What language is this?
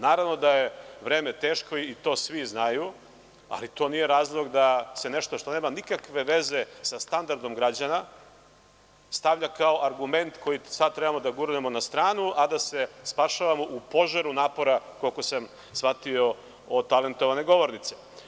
Serbian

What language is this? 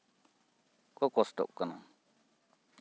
Santali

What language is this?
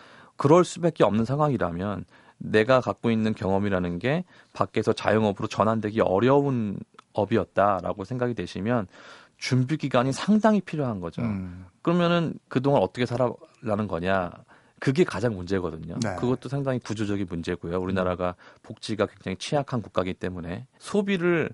Korean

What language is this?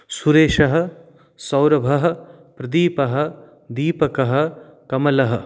Sanskrit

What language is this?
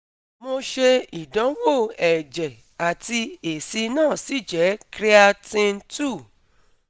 Yoruba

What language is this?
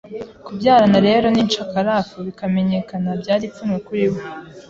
Kinyarwanda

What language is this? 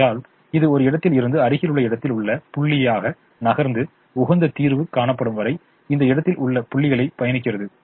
Tamil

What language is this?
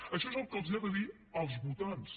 Catalan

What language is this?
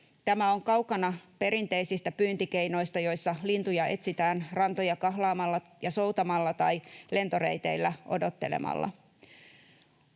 Finnish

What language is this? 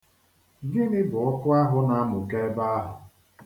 Igbo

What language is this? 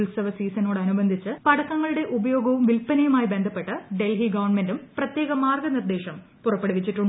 Malayalam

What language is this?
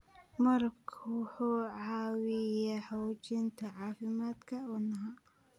Somali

